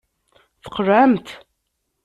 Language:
Kabyle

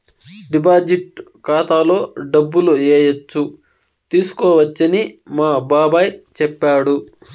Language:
Telugu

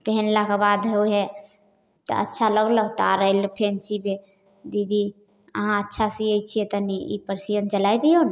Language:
Maithili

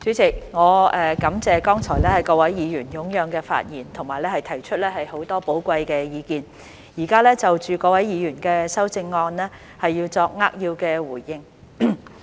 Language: Cantonese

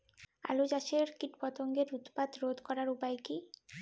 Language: Bangla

